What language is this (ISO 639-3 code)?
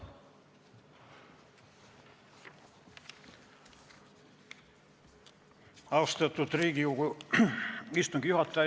est